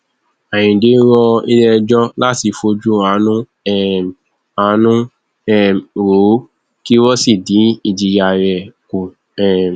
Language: Yoruba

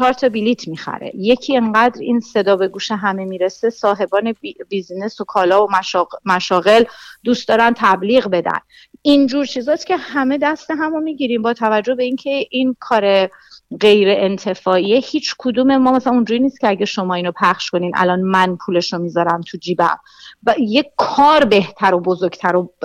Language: Persian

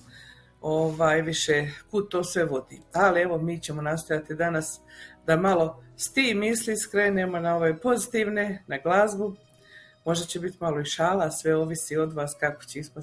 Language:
Croatian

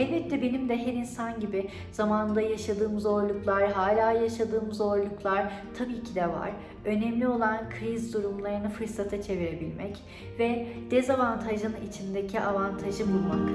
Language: Turkish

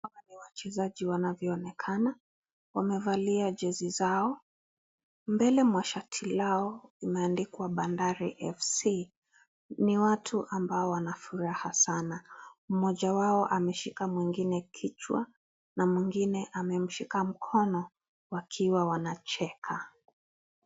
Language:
Swahili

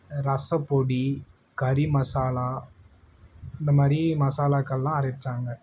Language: Tamil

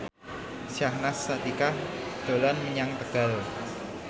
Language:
Javanese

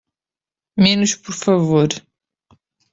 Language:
Portuguese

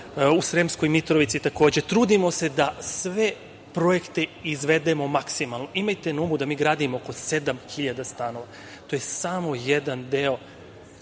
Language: Serbian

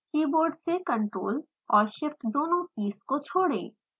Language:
Hindi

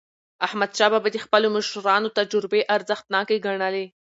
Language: Pashto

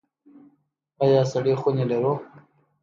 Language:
Pashto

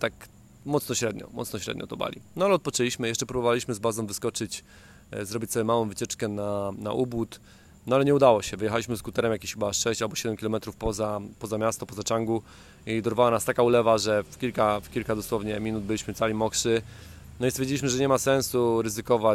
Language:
Polish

